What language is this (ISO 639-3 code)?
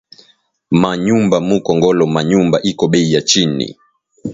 swa